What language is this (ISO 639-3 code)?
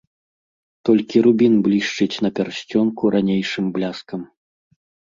bel